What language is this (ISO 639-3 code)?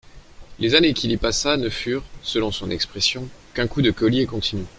fra